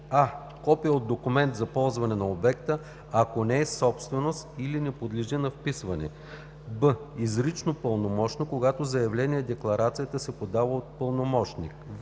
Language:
Bulgarian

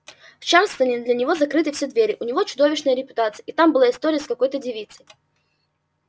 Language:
Russian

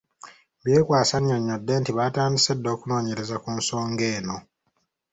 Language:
Ganda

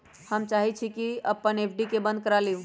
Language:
Magahi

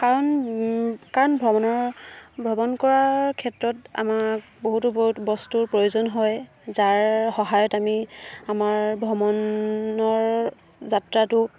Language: Assamese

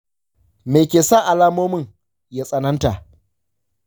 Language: Hausa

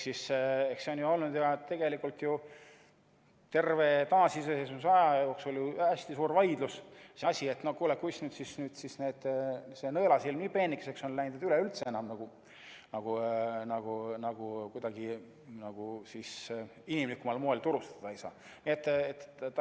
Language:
Estonian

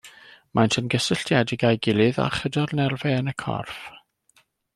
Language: Welsh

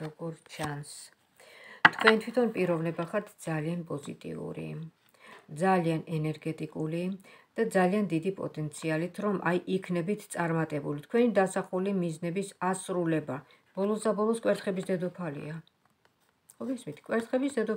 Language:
Romanian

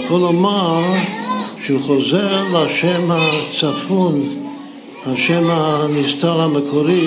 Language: Hebrew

